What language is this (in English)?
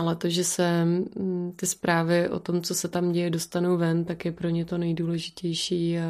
Czech